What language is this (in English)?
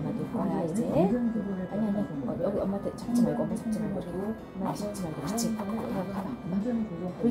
Korean